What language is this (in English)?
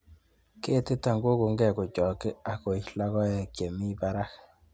Kalenjin